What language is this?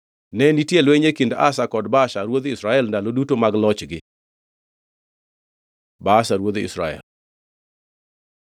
Luo (Kenya and Tanzania)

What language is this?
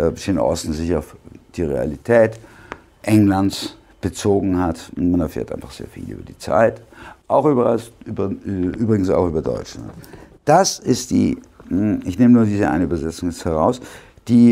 German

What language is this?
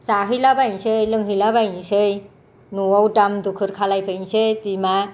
Bodo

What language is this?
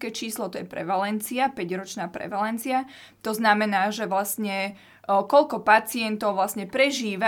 Slovak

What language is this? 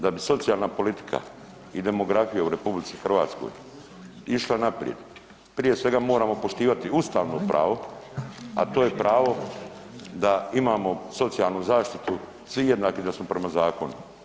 Croatian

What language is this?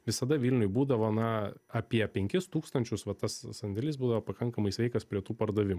Lithuanian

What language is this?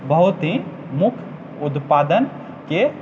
Maithili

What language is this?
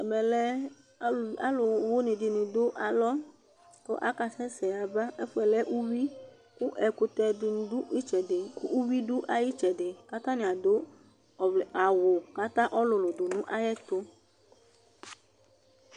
Ikposo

